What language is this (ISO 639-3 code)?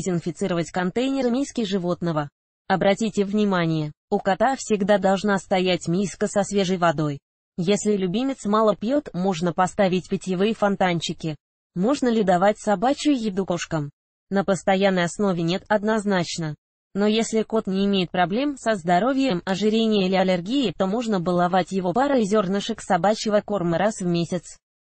rus